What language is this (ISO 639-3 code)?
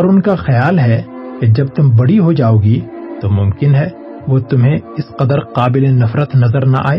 urd